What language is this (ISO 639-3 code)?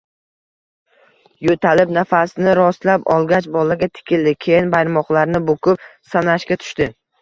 uzb